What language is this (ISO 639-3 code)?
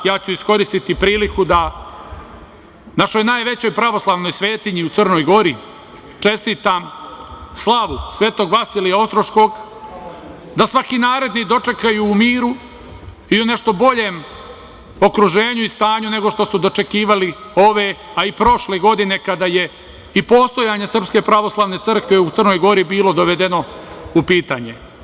srp